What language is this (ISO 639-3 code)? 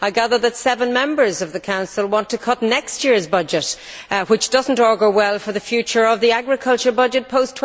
eng